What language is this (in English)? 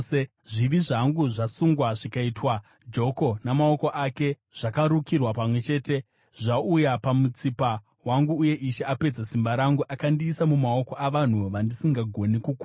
Shona